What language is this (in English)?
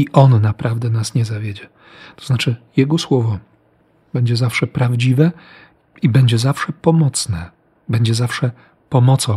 Polish